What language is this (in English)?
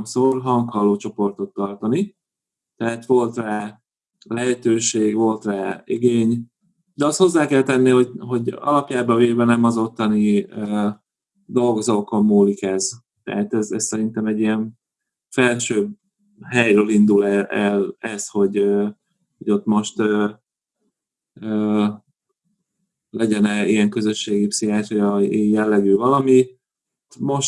Hungarian